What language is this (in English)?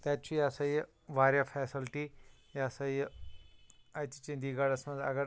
Kashmiri